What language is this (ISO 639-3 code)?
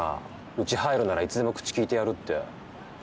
jpn